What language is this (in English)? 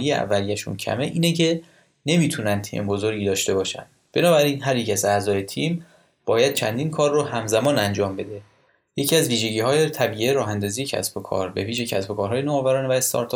Persian